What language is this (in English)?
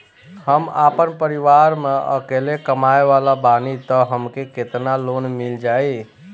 Bhojpuri